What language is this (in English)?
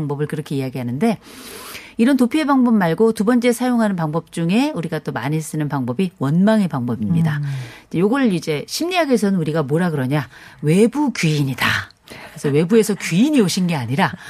Korean